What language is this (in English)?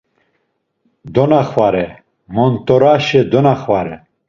Laz